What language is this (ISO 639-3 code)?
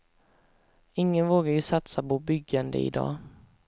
swe